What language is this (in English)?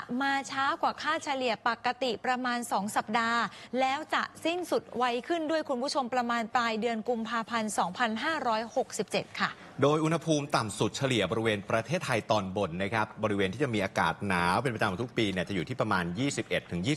Thai